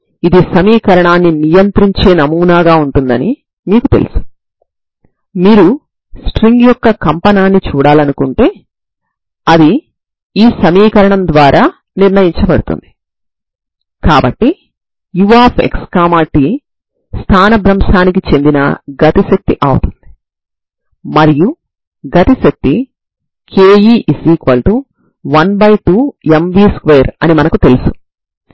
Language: Telugu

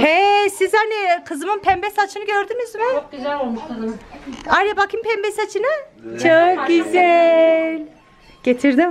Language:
Turkish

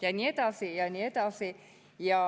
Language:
Estonian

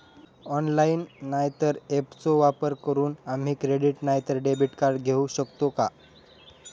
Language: Marathi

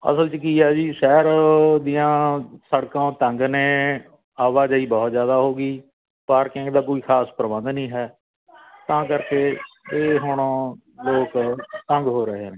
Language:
Punjabi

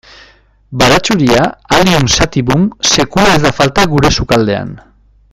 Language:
Basque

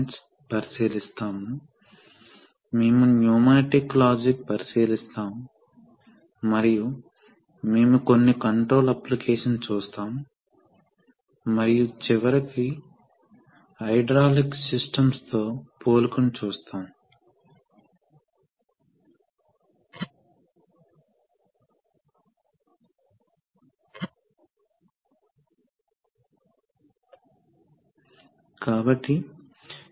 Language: Telugu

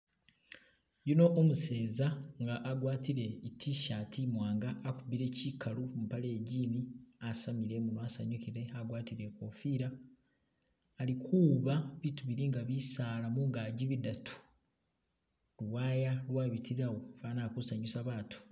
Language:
Masaaba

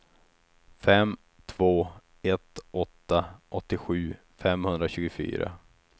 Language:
Swedish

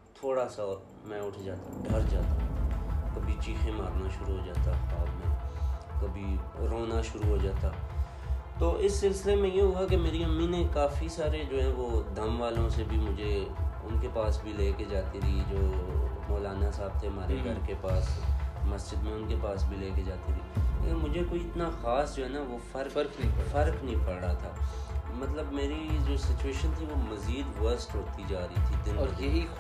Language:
Urdu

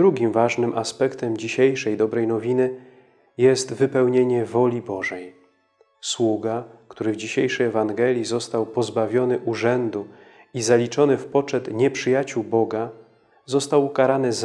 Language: Polish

